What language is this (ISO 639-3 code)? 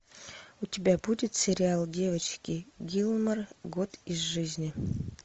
rus